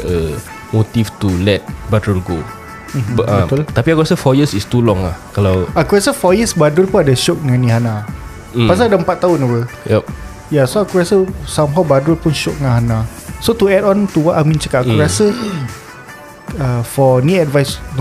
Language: Malay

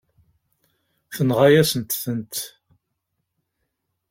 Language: Kabyle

